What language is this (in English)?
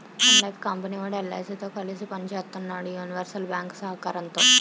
Telugu